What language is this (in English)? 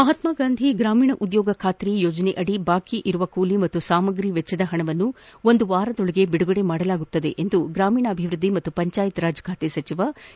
Kannada